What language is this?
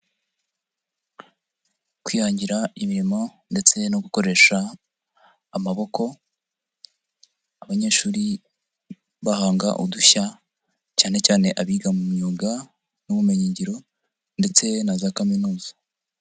Kinyarwanda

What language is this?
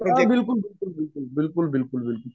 Marathi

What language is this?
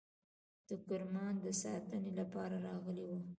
Pashto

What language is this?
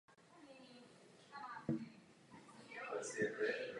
Czech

